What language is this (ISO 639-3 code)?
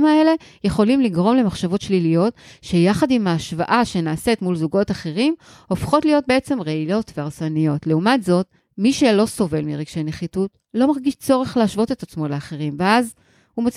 heb